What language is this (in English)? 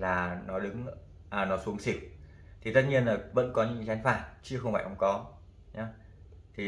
Vietnamese